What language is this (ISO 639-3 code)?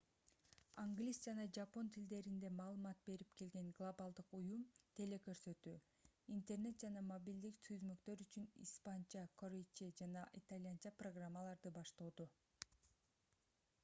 kir